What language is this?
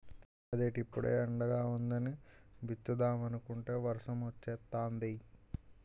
Telugu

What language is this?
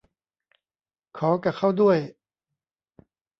Thai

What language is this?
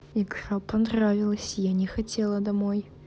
Russian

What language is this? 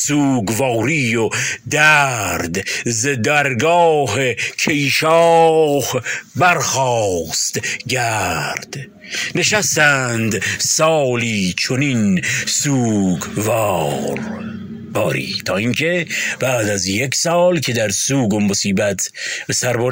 Persian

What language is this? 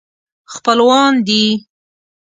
Pashto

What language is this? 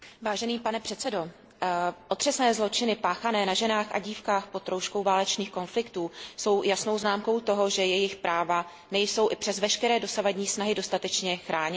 Czech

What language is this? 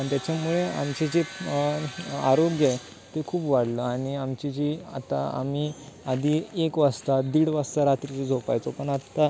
Marathi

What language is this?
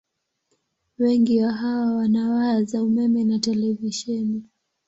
Swahili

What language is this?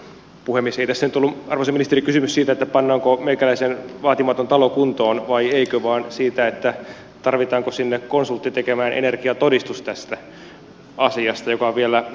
Finnish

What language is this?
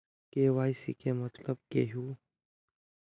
Magahi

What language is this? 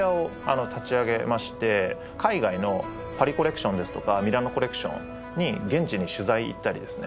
Japanese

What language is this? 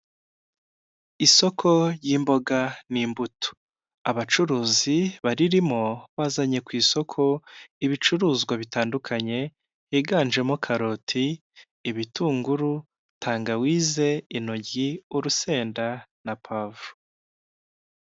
Kinyarwanda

